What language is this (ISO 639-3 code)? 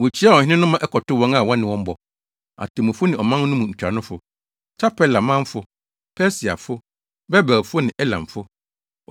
aka